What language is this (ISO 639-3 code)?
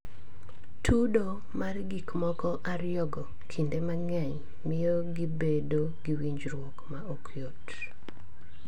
luo